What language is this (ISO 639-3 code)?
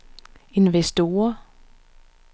dan